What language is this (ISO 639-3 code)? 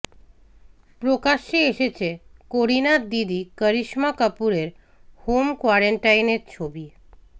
ben